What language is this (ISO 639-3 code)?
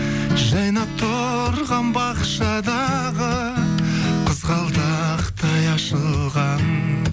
kaz